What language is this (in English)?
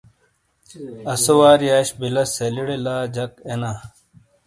Shina